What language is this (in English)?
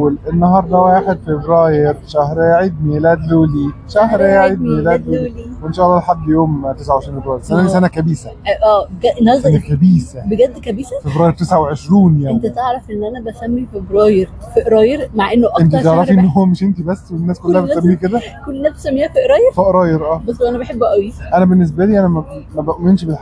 Arabic